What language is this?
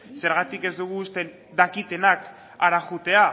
Basque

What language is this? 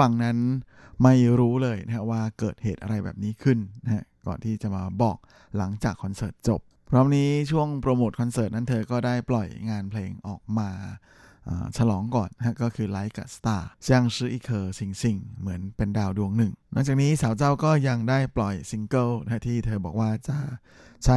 Thai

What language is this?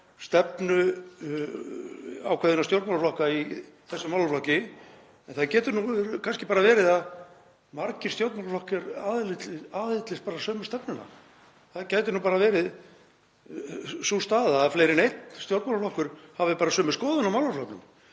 Icelandic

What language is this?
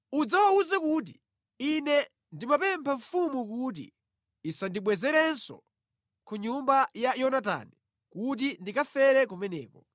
Nyanja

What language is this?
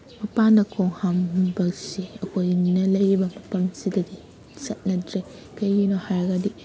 Manipuri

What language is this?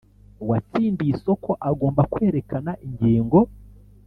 Kinyarwanda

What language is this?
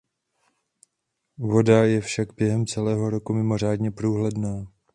Czech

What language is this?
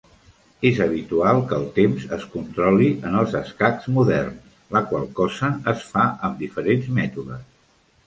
Catalan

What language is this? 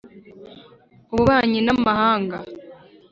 Kinyarwanda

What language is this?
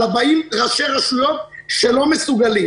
Hebrew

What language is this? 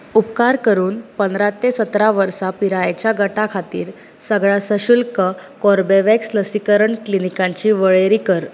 Konkani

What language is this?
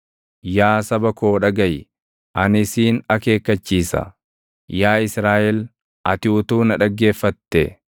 Oromo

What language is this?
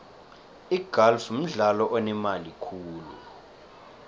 South Ndebele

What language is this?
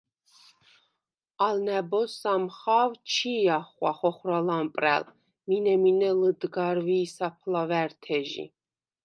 Svan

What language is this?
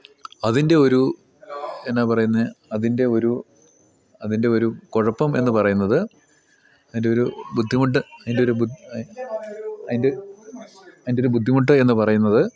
Malayalam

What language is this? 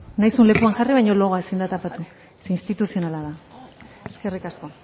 Basque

